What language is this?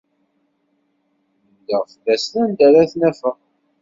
Kabyle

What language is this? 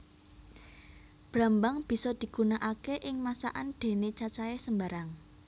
Javanese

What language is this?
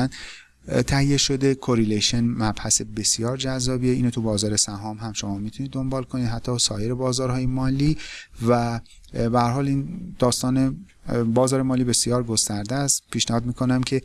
Persian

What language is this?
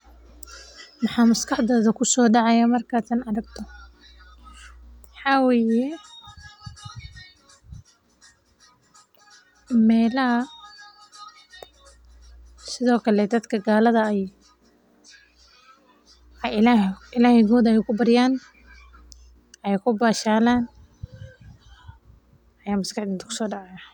Somali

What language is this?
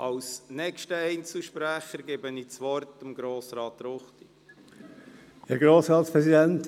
Swiss German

